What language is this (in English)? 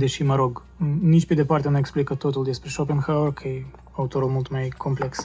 Romanian